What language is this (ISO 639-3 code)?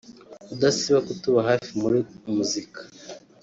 kin